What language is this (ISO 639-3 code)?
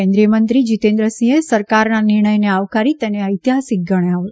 guj